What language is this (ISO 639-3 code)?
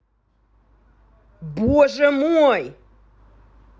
rus